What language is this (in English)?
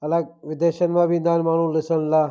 Sindhi